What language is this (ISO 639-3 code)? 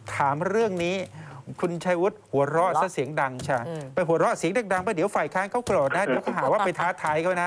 tha